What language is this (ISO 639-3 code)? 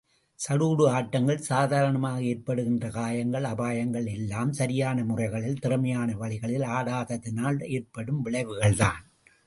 tam